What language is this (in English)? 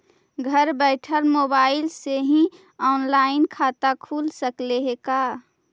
Magahi